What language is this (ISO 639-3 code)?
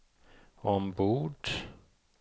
swe